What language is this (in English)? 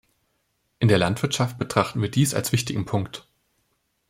German